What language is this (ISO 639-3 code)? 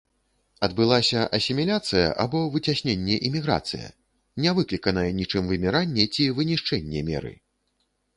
bel